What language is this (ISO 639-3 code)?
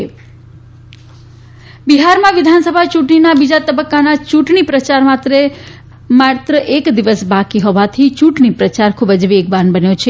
guj